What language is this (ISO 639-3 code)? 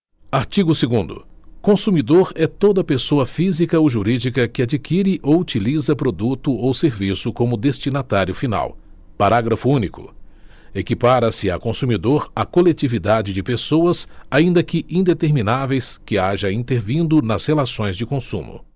por